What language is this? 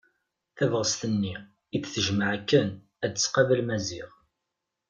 Kabyle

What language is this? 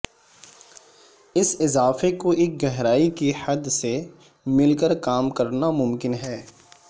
Urdu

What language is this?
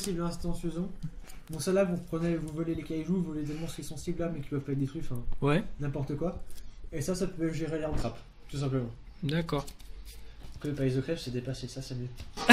French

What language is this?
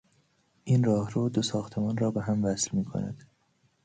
Persian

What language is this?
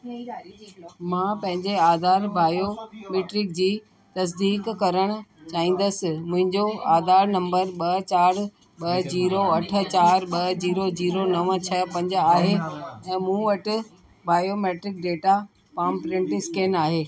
Sindhi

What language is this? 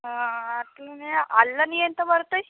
Telugu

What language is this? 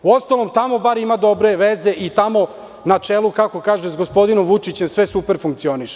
Serbian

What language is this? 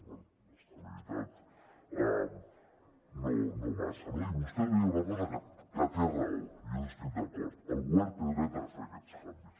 Catalan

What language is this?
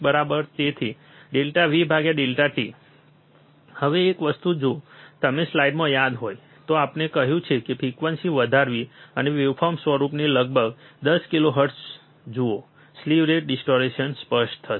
Gujarati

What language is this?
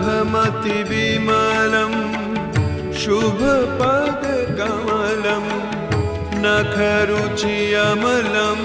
Romanian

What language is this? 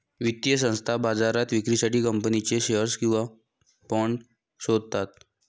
Marathi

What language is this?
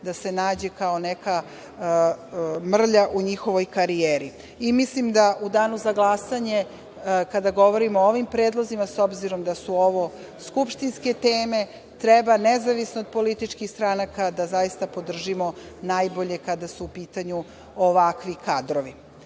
Serbian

